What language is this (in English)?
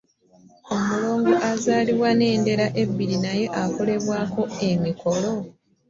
Ganda